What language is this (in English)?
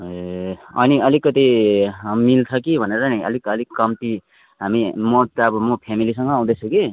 Nepali